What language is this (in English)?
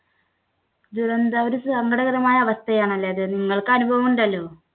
Malayalam